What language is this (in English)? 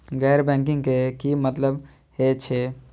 Maithili